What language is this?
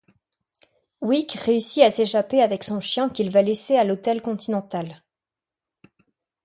French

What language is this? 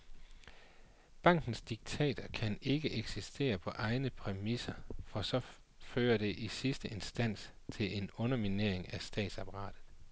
Danish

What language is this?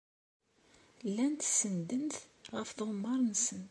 Kabyle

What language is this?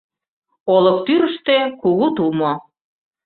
Mari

